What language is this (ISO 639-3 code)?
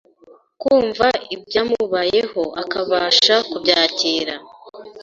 kin